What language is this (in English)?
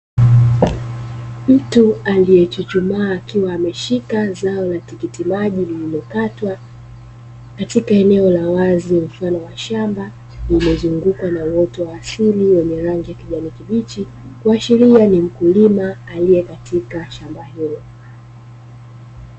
Swahili